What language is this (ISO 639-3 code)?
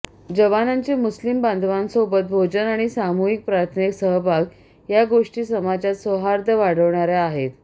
mar